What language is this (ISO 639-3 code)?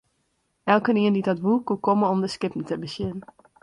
fry